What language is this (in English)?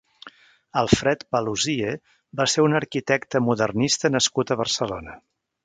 Catalan